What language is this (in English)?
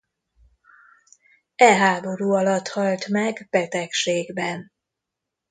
Hungarian